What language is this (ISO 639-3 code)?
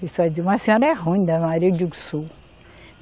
por